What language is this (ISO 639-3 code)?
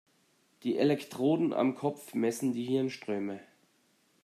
deu